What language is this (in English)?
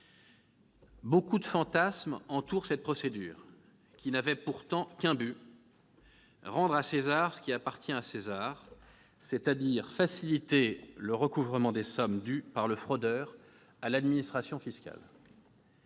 French